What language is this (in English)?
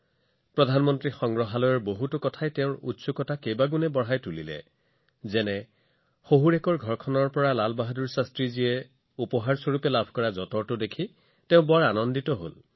Assamese